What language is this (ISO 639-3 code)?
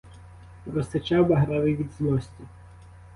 ukr